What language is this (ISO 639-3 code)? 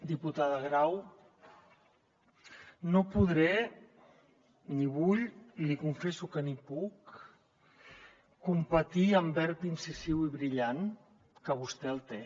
cat